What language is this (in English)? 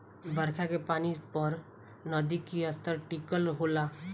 Bhojpuri